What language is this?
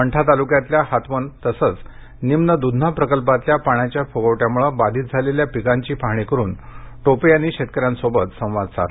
Marathi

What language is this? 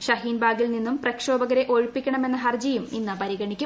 Malayalam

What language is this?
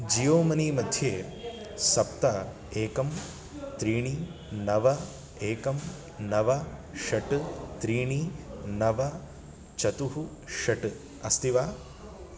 Sanskrit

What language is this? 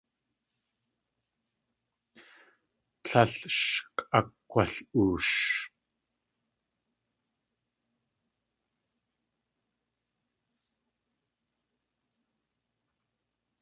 Tlingit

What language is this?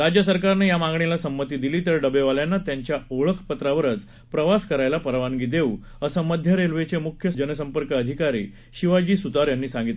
Marathi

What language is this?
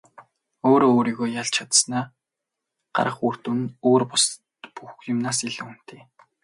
Mongolian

